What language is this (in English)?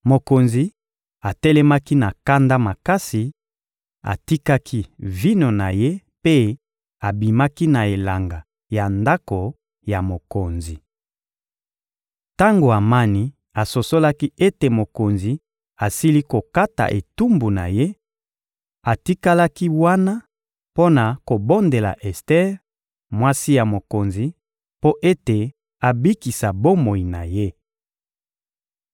Lingala